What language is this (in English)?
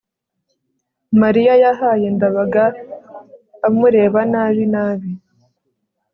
Kinyarwanda